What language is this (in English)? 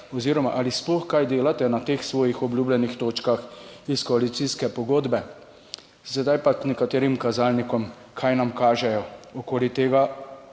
Slovenian